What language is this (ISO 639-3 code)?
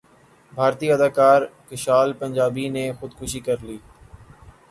urd